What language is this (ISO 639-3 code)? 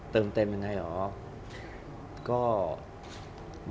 tha